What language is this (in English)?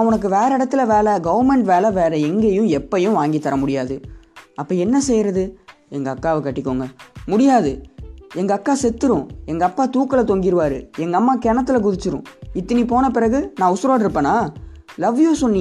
Gujarati